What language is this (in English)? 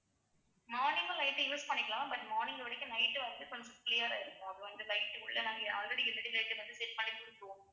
Tamil